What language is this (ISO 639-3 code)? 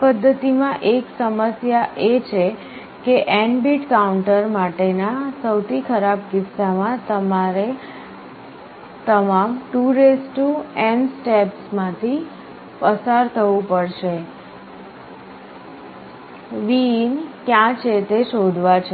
guj